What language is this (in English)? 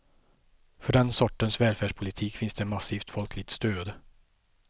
Swedish